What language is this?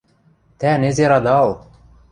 Western Mari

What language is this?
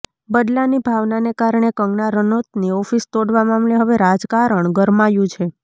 Gujarati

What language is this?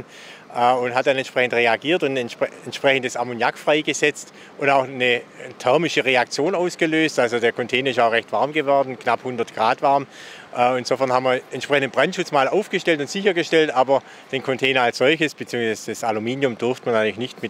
German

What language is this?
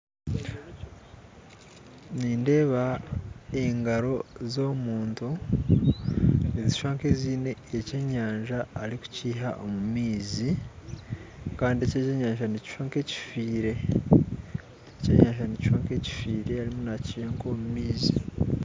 Nyankole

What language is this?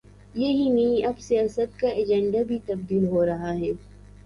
Urdu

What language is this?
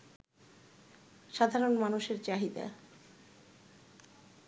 Bangla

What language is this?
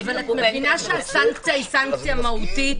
Hebrew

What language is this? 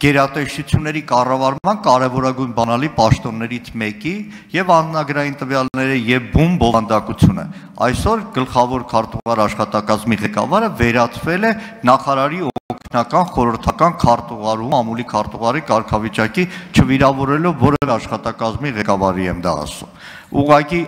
Turkish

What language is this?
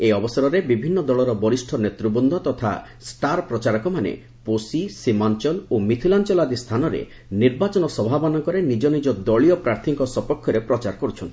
Odia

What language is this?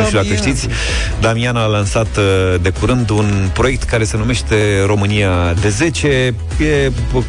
Romanian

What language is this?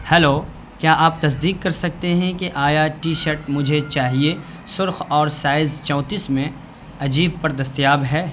Urdu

